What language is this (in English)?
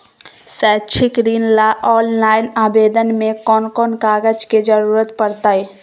Magahi